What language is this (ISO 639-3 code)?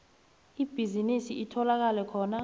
nbl